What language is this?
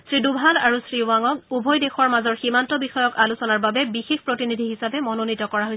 Assamese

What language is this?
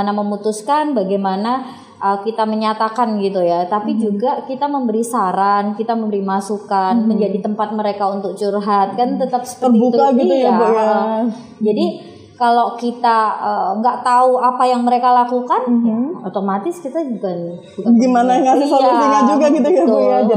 Indonesian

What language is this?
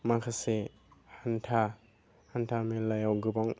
Bodo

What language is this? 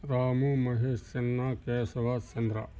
Telugu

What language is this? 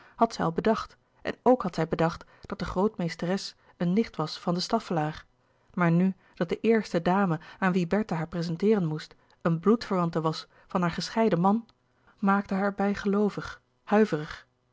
Dutch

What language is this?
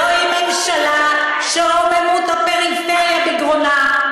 Hebrew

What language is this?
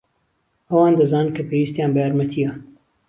Central Kurdish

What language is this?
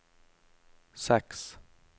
Norwegian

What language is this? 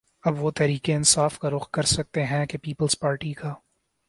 Urdu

